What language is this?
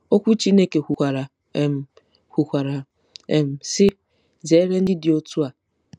Igbo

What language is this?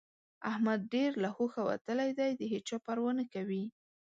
Pashto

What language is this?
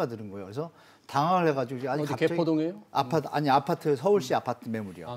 Korean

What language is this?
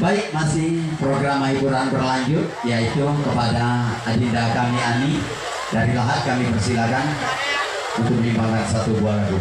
Indonesian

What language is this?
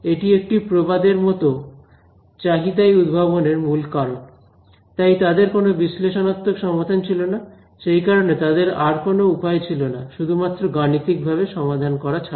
Bangla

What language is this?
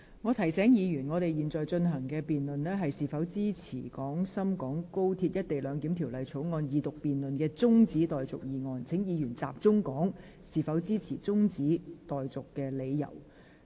Cantonese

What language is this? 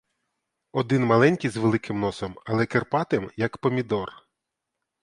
Ukrainian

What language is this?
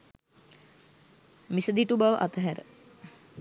Sinhala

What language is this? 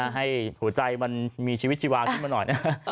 Thai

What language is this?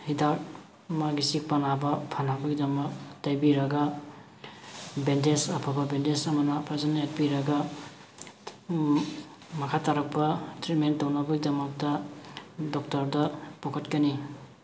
Manipuri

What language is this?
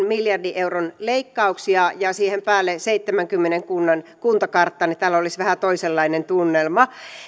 Finnish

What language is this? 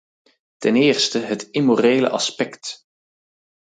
Dutch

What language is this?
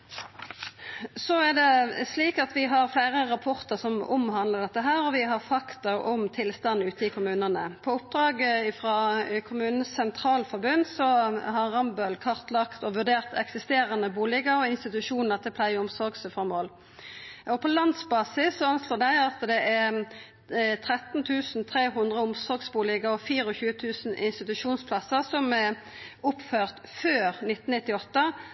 Norwegian Nynorsk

